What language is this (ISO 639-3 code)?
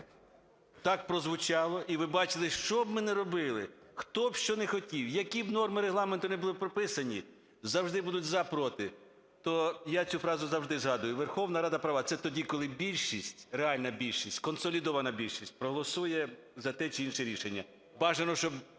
ukr